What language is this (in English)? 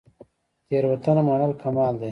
Pashto